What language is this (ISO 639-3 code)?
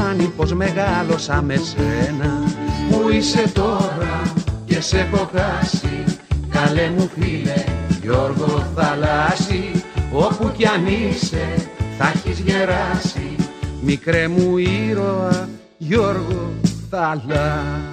ell